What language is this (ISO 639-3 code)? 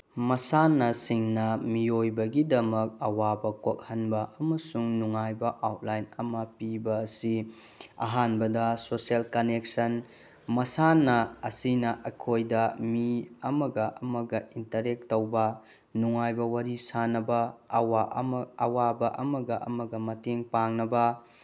mni